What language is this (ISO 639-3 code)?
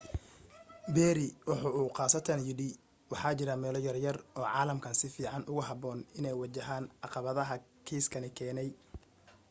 som